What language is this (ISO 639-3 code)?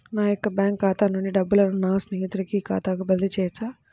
tel